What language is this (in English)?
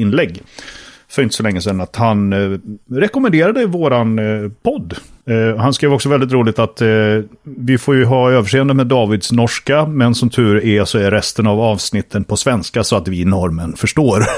Swedish